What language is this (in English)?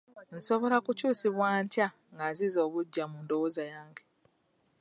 Ganda